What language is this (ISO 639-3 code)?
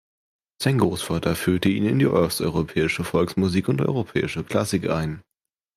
deu